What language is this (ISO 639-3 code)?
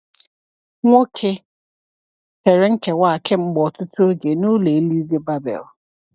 ibo